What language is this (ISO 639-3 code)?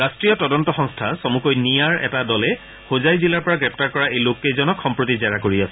asm